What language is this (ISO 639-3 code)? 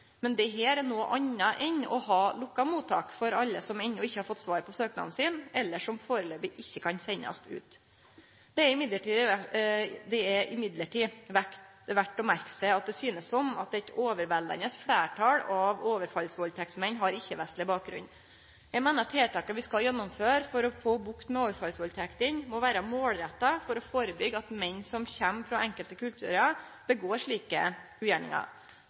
nno